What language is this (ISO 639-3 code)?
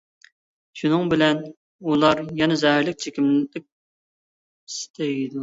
uig